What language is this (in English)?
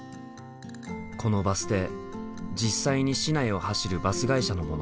Japanese